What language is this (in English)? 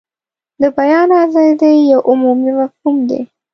Pashto